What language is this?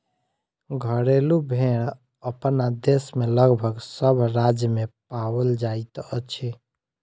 Maithili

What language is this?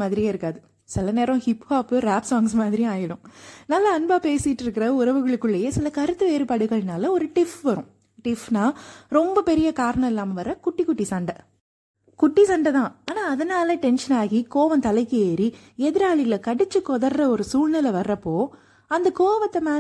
Tamil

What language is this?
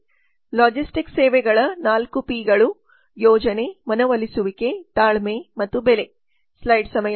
Kannada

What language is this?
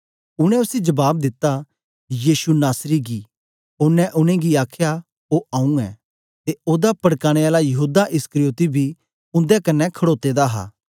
Dogri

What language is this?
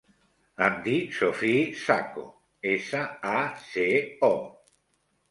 Catalan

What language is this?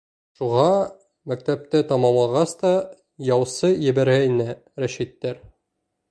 Bashkir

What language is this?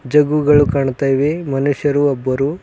Kannada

